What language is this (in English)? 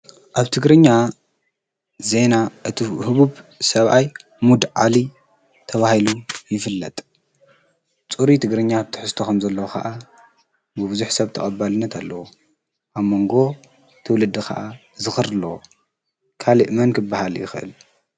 Tigrinya